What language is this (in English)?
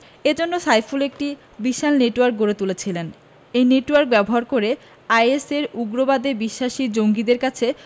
Bangla